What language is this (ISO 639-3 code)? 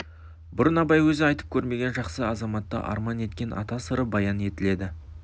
kaz